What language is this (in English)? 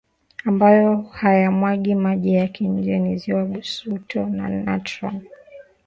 Swahili